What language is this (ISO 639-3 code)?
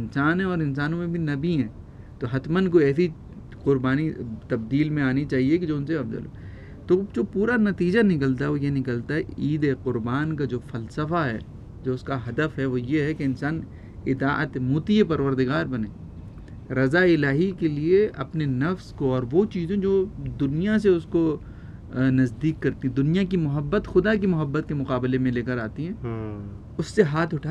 urd